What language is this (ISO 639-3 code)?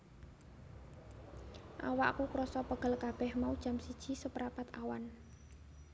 jav